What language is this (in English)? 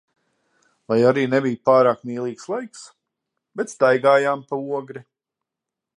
Latvian